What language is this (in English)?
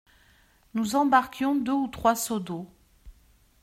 French